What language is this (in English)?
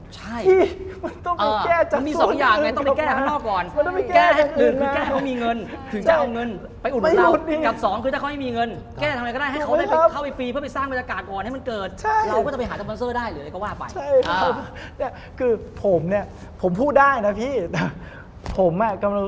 Thai